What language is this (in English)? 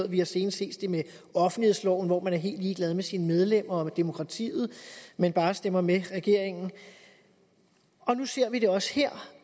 Danish